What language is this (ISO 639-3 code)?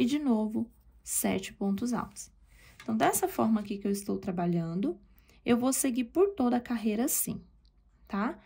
por